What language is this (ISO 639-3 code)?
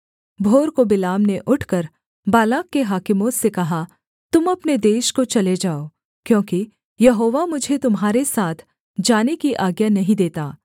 hin